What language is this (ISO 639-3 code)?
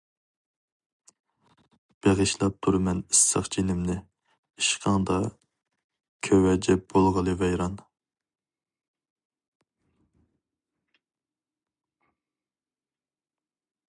uig